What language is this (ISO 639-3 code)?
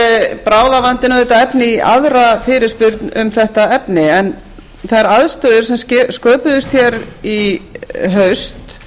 isl